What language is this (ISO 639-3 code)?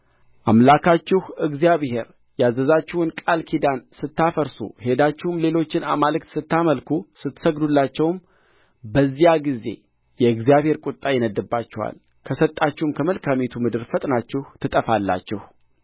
amh